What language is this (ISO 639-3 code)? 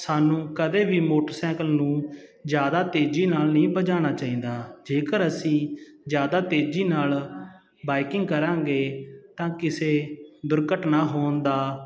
pan